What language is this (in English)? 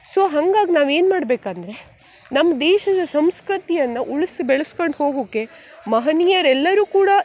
Kannada